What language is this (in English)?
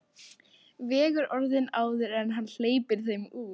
Icelandic